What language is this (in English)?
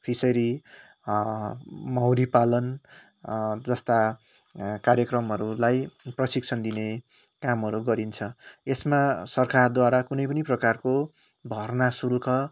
Nepali